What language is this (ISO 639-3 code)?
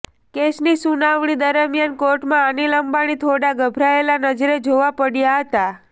guj